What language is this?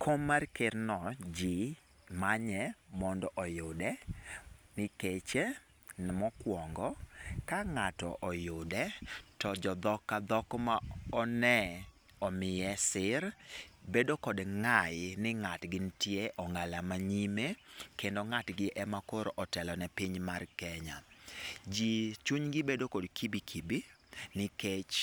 Luo (Kenya and Tanzania)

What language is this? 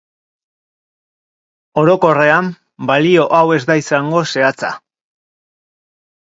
Basque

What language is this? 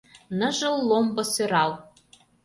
Mari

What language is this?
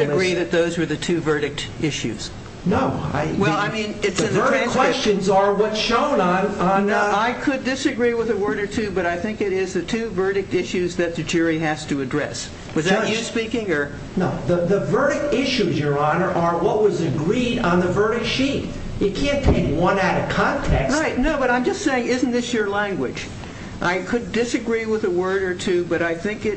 English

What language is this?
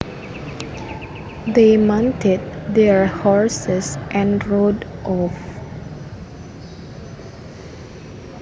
Javanese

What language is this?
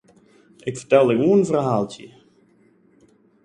Western Frisian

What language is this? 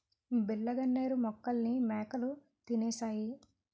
Telugu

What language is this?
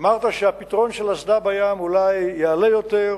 Hebrew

